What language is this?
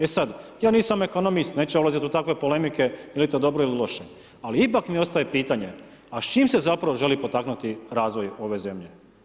Croatian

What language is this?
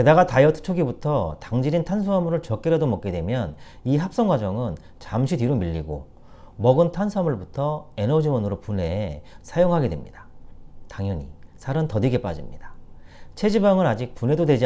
Korean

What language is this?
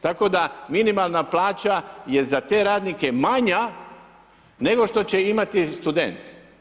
Croatian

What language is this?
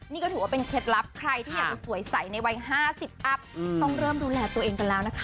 Thai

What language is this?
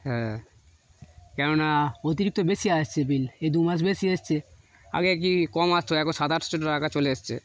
Bangla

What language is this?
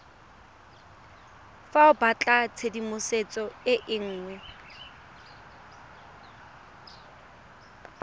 Tswana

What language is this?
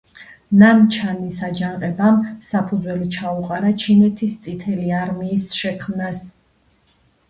Georgian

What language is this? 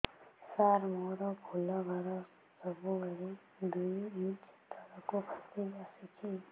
Odia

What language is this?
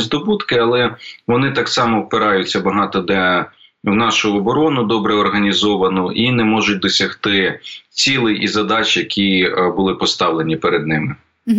Ukrainian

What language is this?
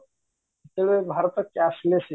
Odia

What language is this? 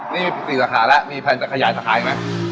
Thai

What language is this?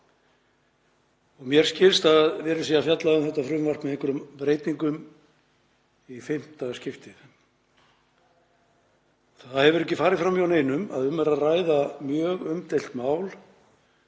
Icelandic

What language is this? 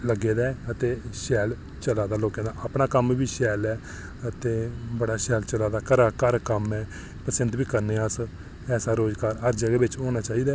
Dogri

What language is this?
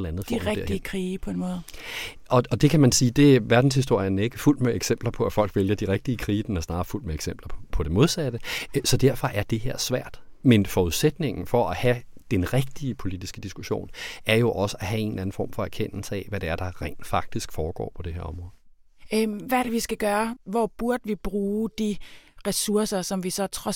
Danish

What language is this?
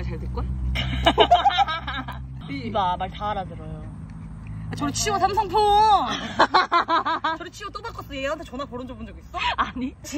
Korean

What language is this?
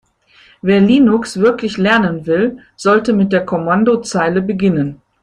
German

